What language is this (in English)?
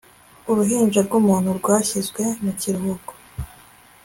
Kinyarwanda